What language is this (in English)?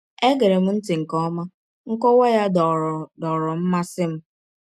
Igbo